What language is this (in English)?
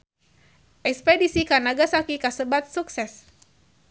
Sundanese